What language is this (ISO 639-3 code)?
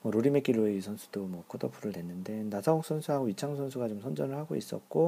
kor